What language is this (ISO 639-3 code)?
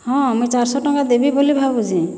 ori